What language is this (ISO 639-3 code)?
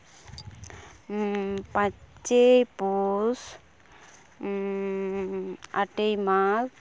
sat